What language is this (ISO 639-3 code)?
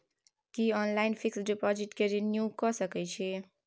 mai